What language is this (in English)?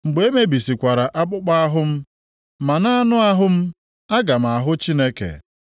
Igbo